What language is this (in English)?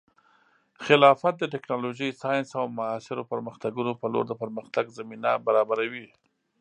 Pashto